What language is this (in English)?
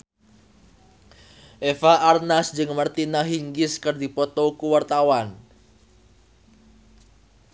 Sundanese